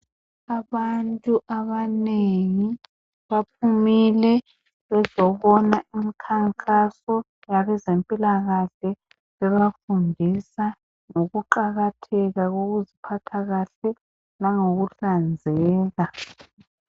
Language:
North Ndebele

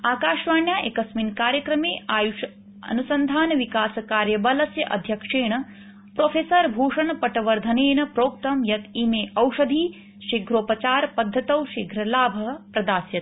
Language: Sanskrit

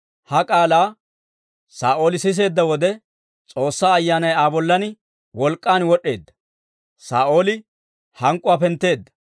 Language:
Dawro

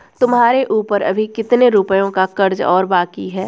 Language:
Hindi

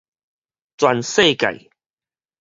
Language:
Min Nan Chinese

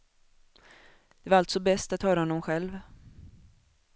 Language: Swedish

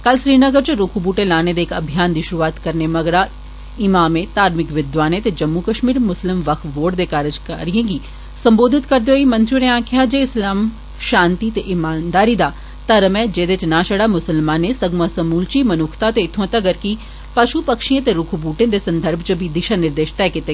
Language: Dogri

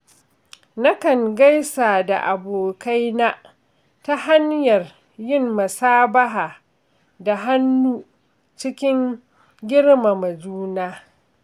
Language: Hausa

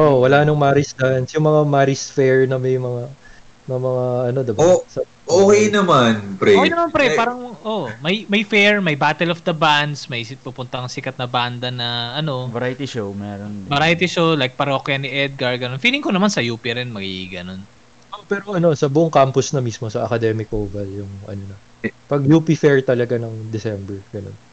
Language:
Filipino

